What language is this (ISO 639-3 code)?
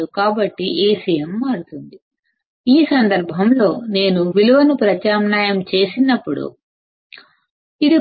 tel